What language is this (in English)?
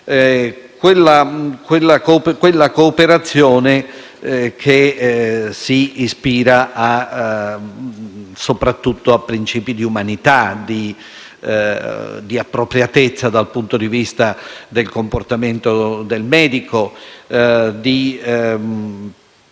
Italian